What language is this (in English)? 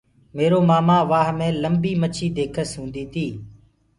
Gurgula